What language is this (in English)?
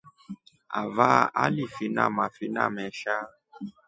Rombo